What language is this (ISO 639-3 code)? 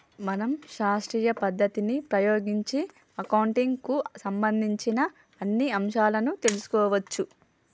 tel